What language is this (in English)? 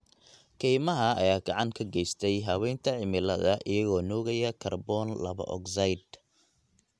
Somali